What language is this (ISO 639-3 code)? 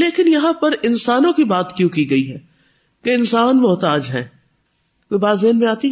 urd